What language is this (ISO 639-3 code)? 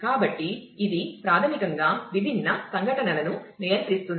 tel